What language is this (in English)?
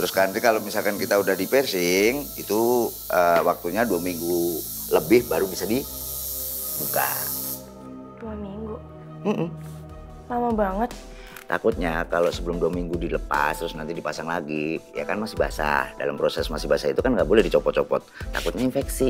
Indonesian